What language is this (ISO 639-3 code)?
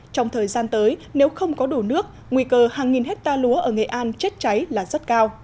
vie